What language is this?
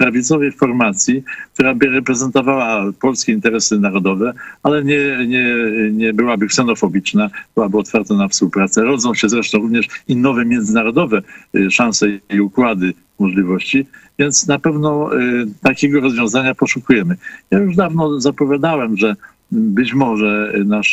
Polish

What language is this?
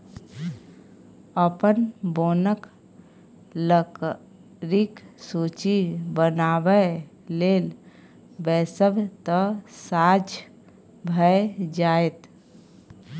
Maithili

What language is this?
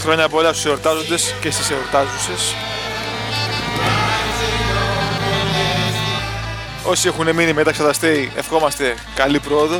Greek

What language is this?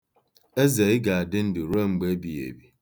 Igbo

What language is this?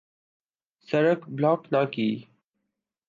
Urdu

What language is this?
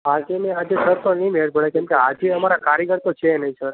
Gujarati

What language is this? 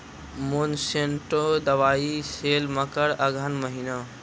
Maithili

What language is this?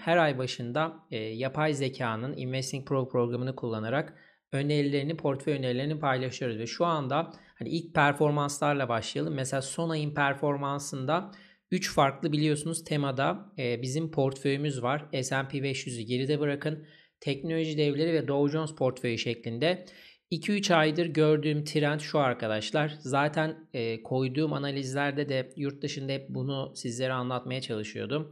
Turkish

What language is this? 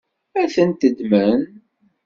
Kabyle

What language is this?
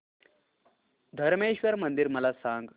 Marathi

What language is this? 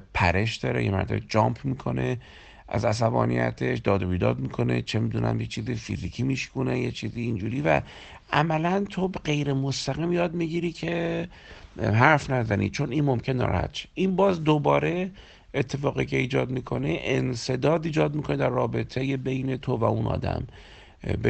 Persian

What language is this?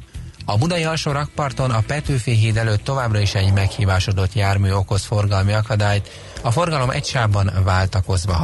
Hungarian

